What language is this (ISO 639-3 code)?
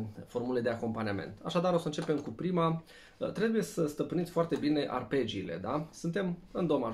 ron